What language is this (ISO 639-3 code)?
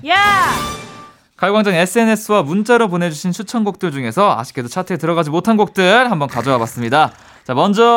kor